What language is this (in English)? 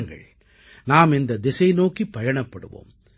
Tamil